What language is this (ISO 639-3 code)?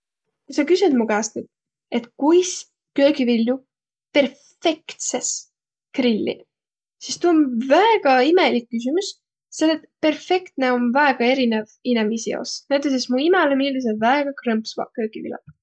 vro